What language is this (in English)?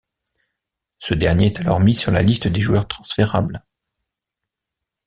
French